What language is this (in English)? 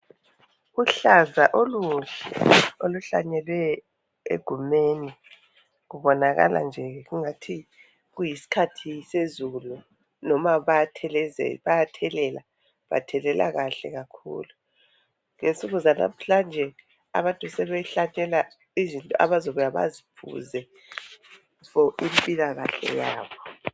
North Ndebele